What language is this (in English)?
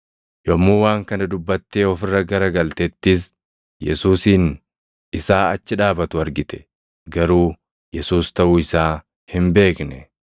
Oromo